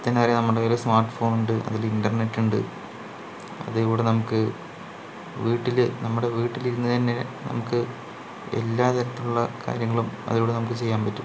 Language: Malayalam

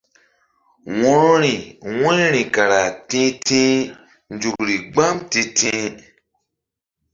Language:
Mbum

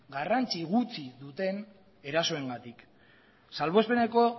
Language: Basque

